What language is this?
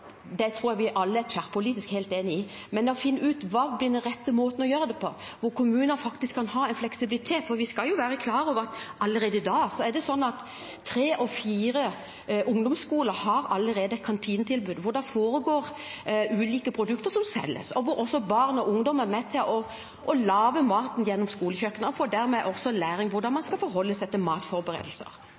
Norwegian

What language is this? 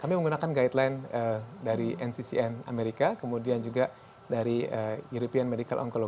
Indonesian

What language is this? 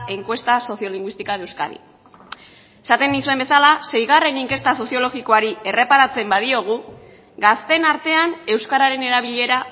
Basque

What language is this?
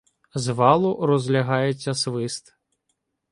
Ukrainian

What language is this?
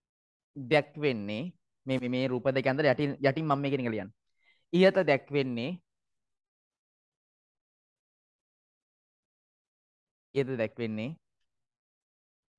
Indonesian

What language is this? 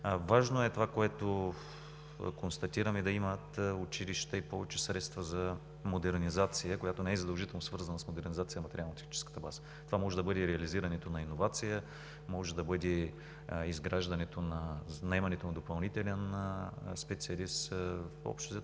Bulgarian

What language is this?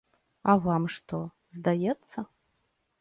Belarusian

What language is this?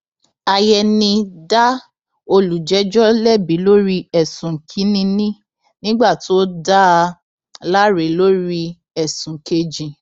Yoruba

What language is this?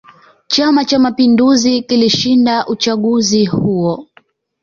Swahili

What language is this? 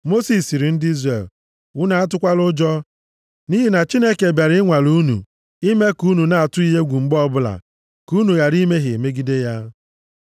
Igbo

